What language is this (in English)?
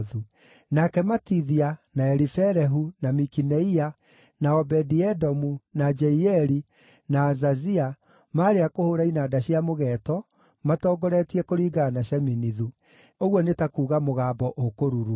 Kikuyu